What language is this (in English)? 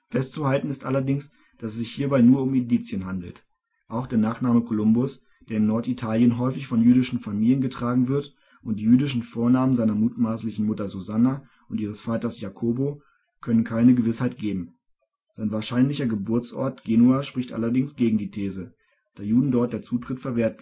German